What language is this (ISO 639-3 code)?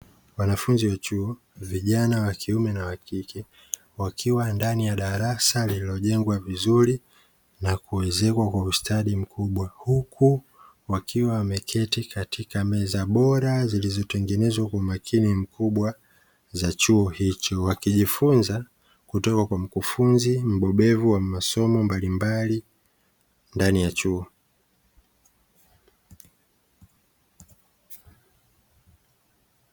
swa